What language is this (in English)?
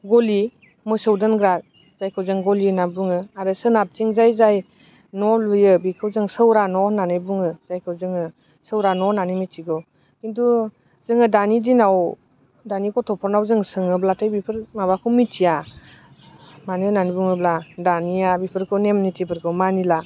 Bodo